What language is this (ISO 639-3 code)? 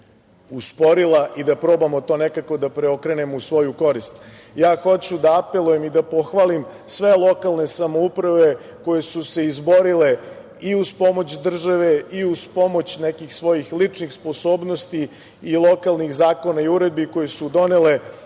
srp